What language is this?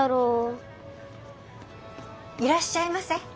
Japanese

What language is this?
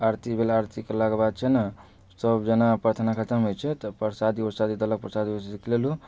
Maithili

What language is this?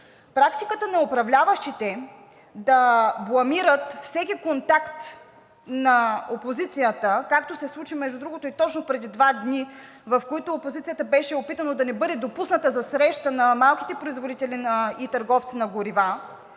Bulgarian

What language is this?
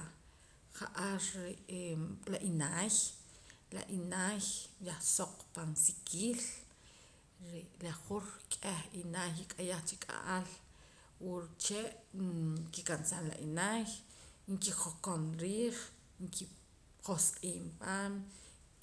Poqomam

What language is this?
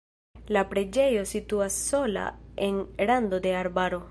Esperanto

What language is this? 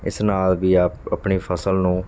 Punjabi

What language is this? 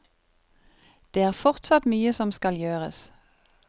Norwegian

